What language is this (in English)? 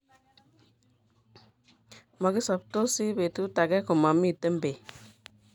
Kalenjin